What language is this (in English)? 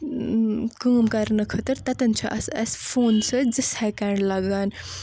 Kashmiri